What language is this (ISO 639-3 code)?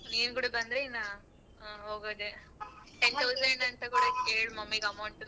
kan